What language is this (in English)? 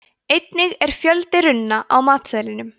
Icelandic